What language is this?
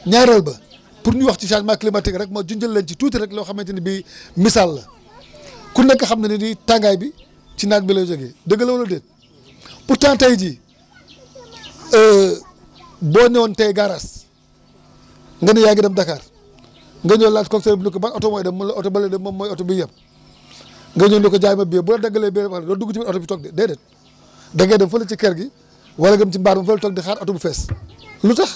Wolof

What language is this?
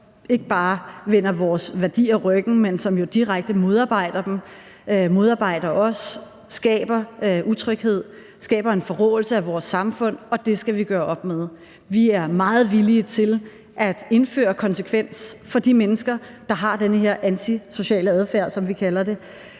Danish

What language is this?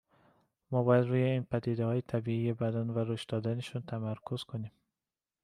Persian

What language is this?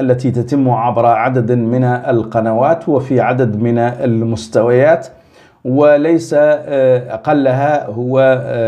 Arabic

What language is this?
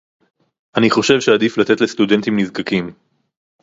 Hebrew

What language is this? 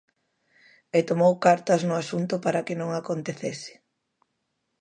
Galician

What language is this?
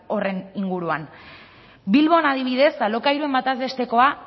Basque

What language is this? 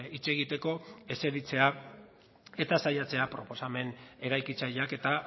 Basque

